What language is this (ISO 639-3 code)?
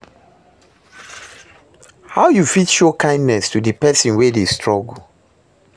pcm